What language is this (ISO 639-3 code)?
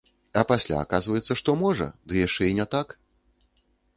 bel